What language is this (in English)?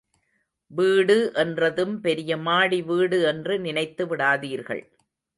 Tamil